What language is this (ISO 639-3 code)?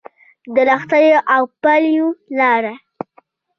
pus